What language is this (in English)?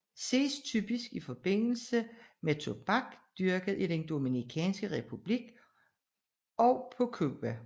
Danish